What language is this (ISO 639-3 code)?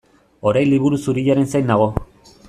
eus